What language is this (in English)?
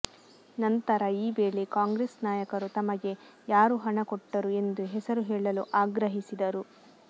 Kannada